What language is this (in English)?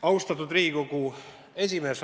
Estonian